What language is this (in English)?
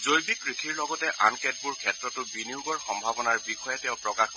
Assamese